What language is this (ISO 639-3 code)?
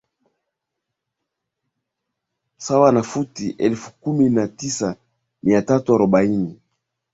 swa